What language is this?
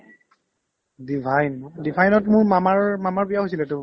Assamese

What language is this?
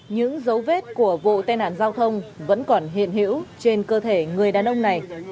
Vietnamese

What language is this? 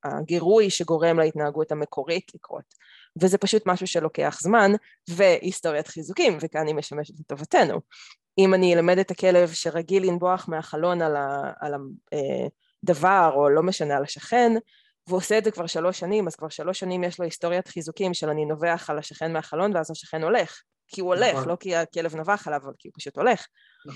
Hebrew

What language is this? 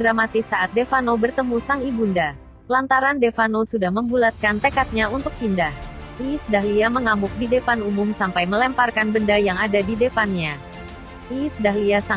Indonesian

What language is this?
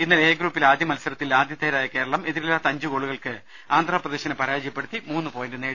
Malayalam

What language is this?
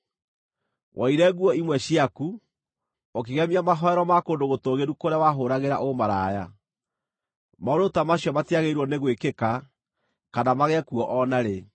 Kikuyu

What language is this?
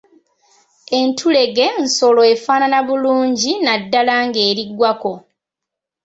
Ganda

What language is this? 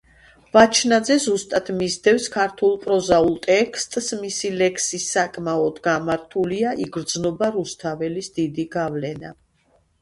Georgian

